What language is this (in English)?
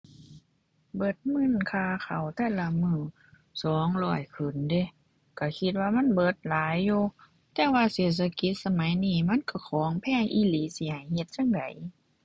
Thai